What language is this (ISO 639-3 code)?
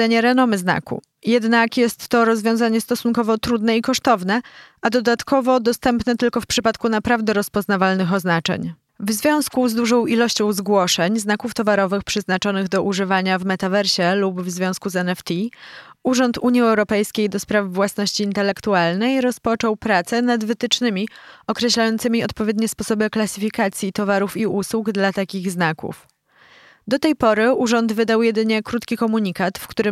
pol